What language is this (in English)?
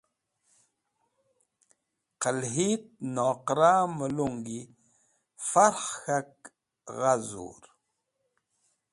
Wakhi